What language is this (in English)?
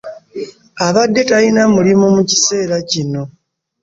Ganda